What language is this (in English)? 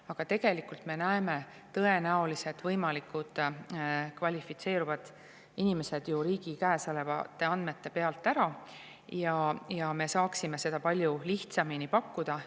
Estonian